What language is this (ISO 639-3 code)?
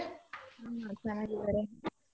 kan